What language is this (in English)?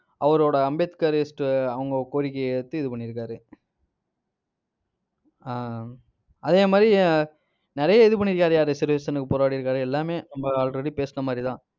Tamil